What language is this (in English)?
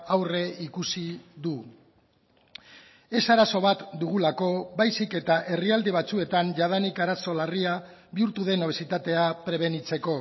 Basque